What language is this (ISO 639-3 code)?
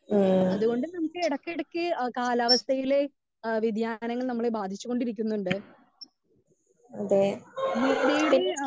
mal